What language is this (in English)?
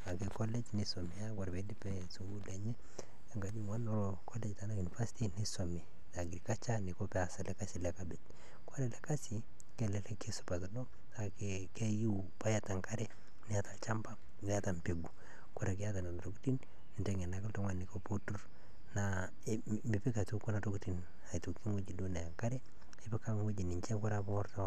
Masai